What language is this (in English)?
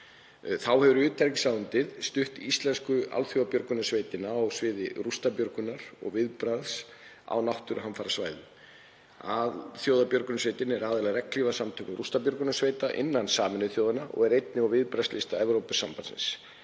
Icelandic